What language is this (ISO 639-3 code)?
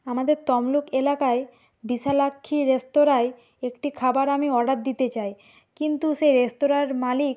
ben